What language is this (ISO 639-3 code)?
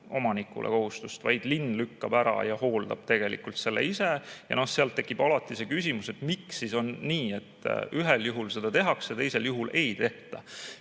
est